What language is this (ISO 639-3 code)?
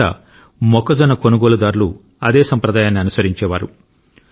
tel